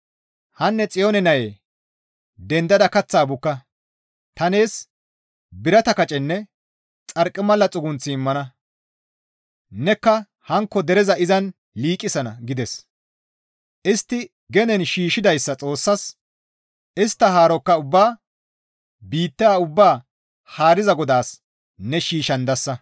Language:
Gamo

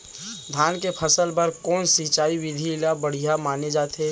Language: Chhattisgarhi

